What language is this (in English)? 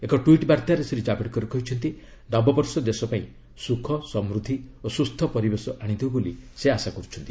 Odia